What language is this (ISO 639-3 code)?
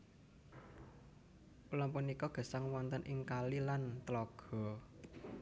jav